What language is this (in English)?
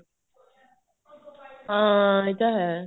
Punjabi